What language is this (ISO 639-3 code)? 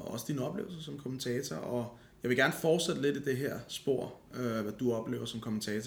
dan